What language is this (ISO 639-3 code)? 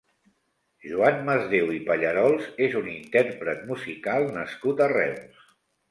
cat